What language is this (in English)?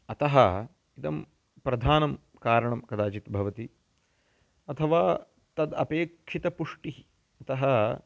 Sanskrit